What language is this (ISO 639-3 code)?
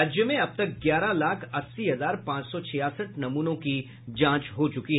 hin